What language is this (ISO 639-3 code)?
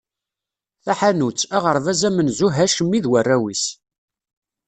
kab